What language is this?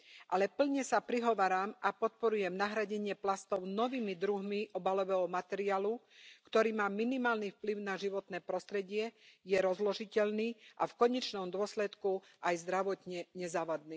Slovak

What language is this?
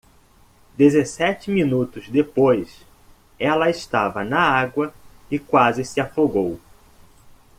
Portuguese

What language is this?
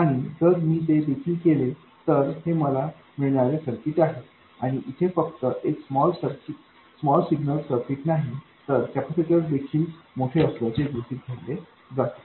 Marathi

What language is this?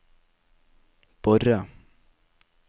Norwegian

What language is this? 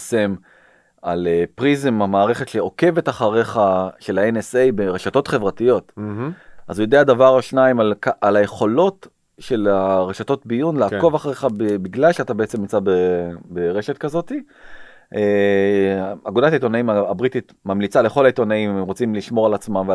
Hebrew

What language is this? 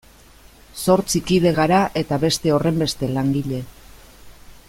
Basque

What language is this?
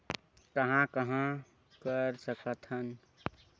Chhattisgarhi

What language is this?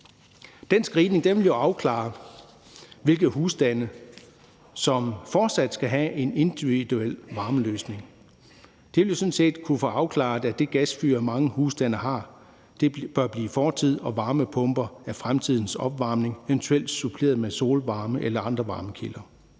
Danish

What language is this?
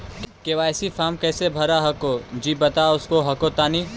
Magahi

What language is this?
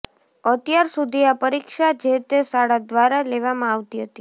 Gujarati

